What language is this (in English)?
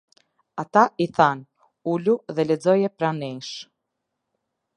Albanian